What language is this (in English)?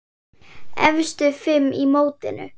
Icelandic